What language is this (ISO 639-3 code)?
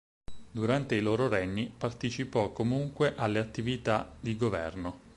ita